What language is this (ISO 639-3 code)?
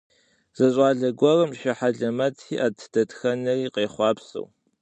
kbd